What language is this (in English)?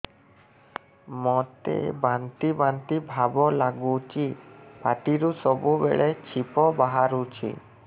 Odia